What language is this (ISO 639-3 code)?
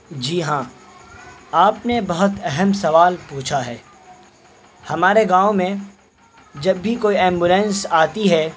urd